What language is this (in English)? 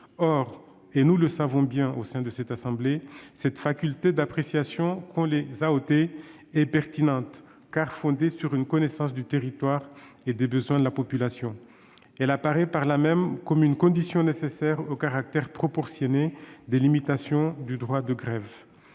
French